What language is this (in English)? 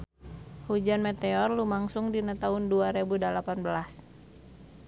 Sundanese